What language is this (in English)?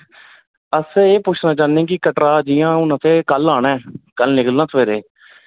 Dogri